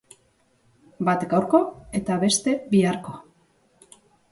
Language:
Basque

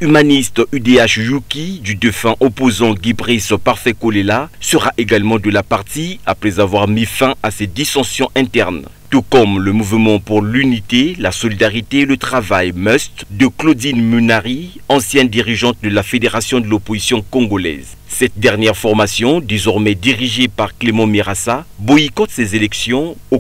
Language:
French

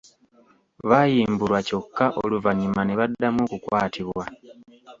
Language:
Ganda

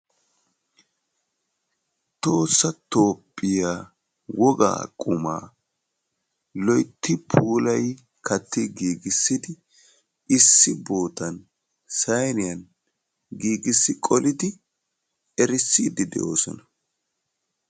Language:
Wolaytta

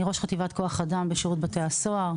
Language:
Hebrew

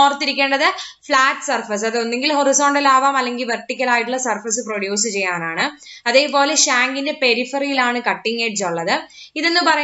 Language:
Hindi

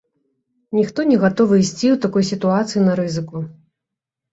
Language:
Belarusian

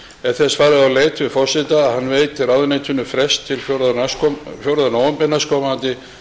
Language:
Icelandic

